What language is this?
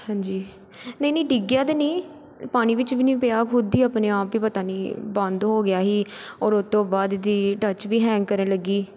Punjabi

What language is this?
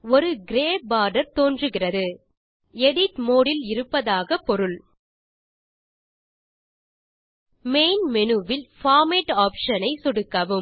Tamil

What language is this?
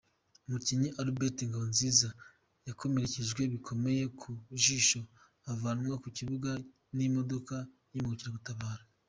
Kinyarwanda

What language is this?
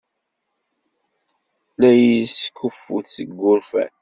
Kabyle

